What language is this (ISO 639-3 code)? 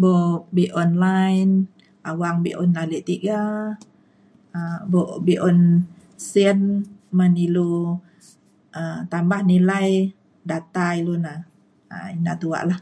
xkl